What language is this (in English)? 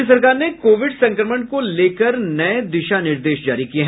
Hindi